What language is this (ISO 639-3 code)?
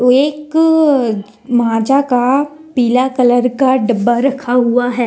hin